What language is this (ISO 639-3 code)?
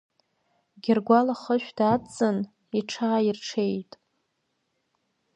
abk